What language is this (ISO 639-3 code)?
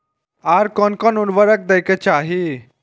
mai